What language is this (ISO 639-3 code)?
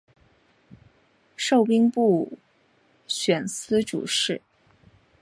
zho